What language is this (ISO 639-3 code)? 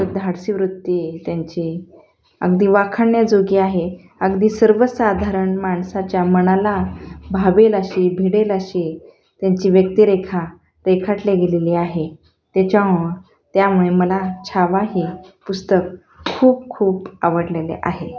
mar